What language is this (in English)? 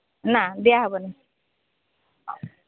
Odia